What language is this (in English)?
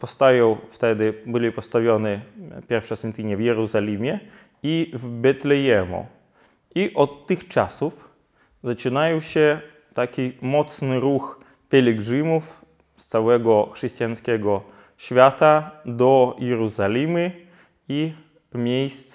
Polish